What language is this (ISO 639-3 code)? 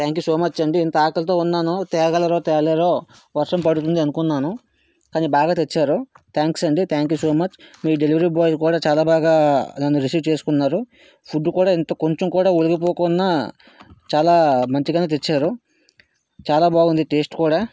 tel